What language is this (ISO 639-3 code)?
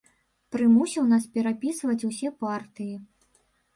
bel